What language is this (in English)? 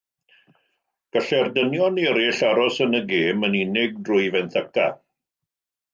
Welsh